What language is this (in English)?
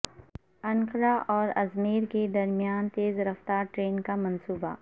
Urdu